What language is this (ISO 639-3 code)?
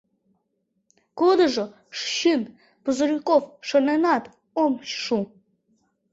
chm